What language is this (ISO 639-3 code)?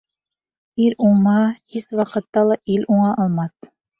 bak